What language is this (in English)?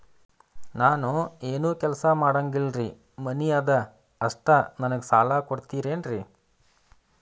Kannada